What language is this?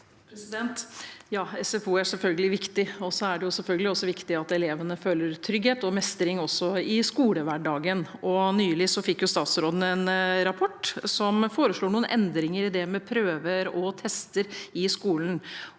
Norwegian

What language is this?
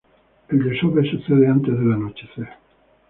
Spanish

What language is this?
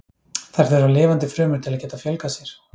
Icelandic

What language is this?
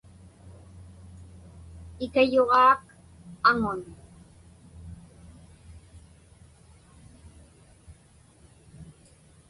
Inupiaq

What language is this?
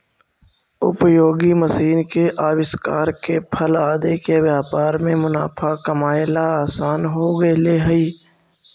Magahi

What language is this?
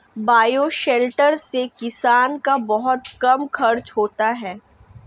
Hindi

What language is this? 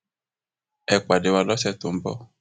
Yoruba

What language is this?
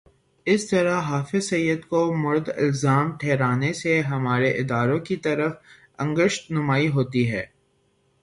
Urdu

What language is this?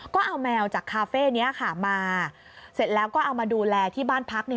Thai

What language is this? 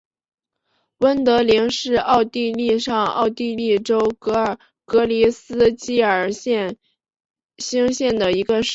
Chinese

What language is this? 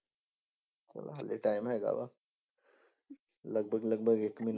Punjabi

